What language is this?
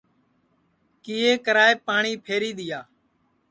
Sansi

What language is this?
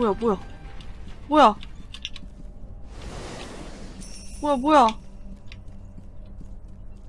Korean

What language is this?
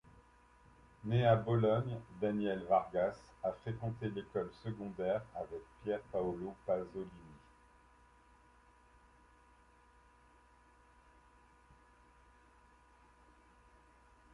French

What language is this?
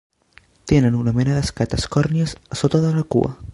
Catalan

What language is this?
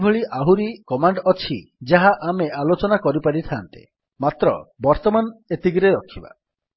Odia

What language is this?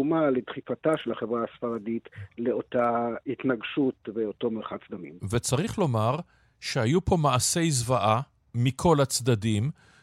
Hebrew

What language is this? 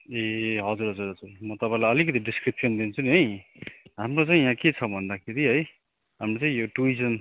Nepali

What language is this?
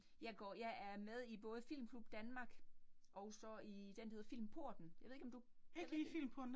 Danish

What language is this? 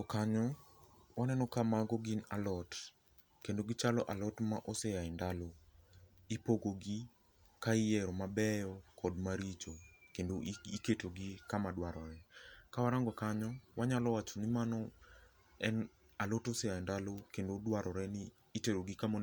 Luo (Kenya and Tanzania)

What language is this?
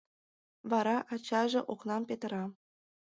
Mari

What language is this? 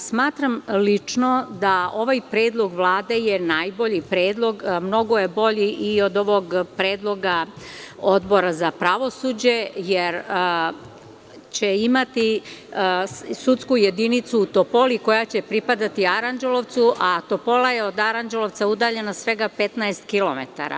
Serbian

